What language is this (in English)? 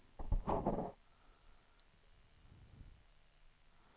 Swedish